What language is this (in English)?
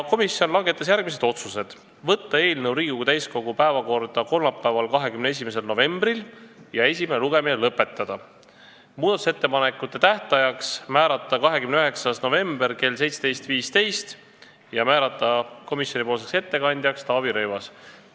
Estonian